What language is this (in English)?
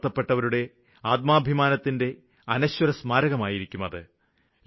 Malayalam